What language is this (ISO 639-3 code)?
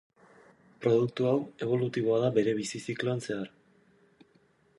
eus